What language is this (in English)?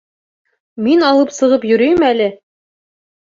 Bashkir